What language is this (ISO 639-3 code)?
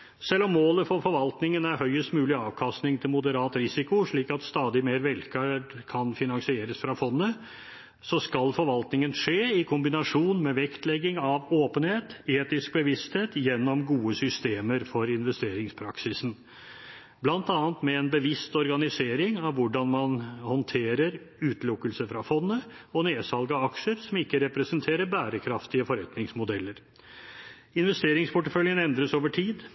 nob